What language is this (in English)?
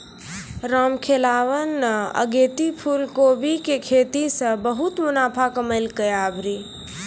Maithili